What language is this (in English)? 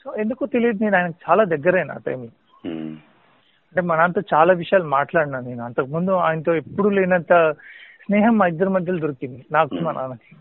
Telugu